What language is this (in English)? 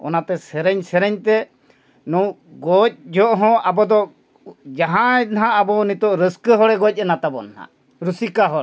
Santali